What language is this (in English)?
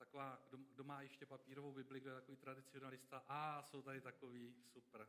Czech